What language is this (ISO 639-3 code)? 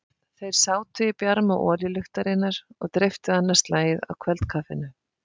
isl